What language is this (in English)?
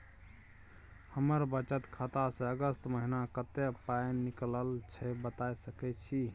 Maithili